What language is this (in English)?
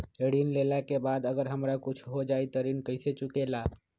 Magahi